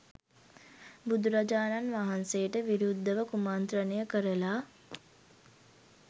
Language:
Sinhala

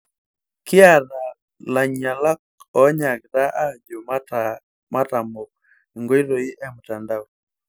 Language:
Masai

